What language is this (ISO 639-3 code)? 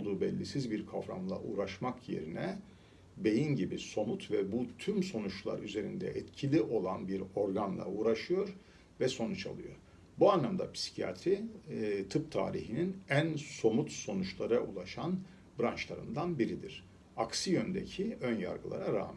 tur